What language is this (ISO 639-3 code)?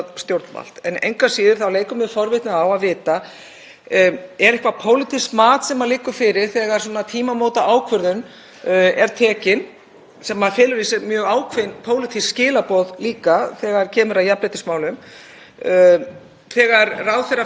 isl